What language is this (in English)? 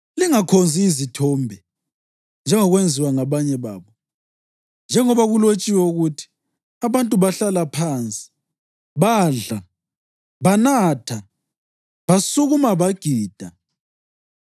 North Ndebele